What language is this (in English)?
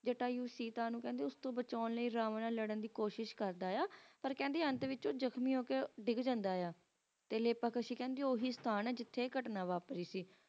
Punjabi